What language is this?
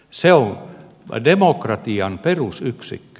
Finnish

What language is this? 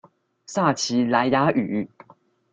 Chinese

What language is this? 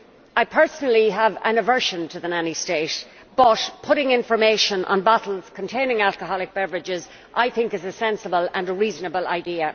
English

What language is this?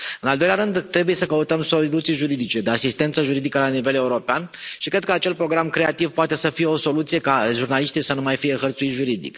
Romanian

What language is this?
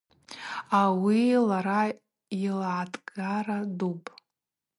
Abaza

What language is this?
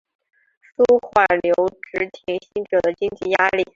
Chinese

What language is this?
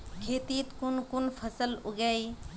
Magahi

